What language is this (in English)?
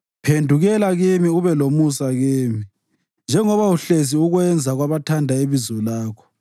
North Ndebele